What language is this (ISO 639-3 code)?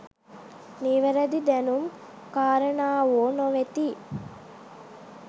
sin